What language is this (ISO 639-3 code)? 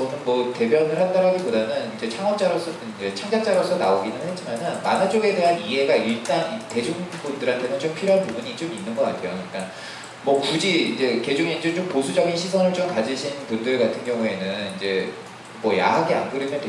kor